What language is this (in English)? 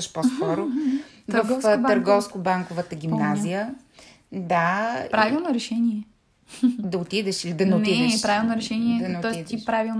Bulgarian